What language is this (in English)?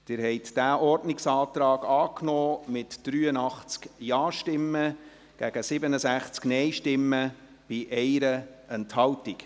Swiss German